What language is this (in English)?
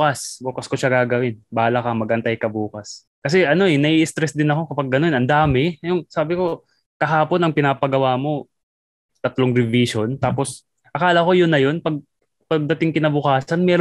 Filipino